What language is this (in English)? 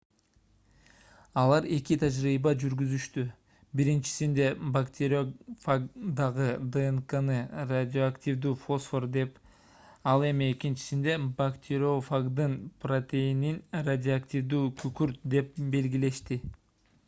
Kyrgyz